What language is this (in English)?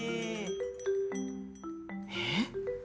Japanese